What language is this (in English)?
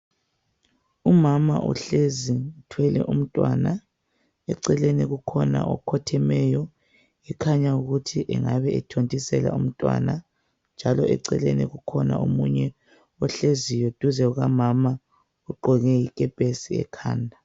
North Ndebele